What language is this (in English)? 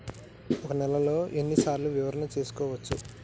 Telugu